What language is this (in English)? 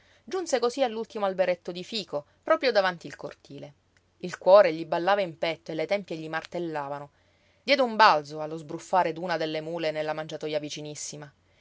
Italian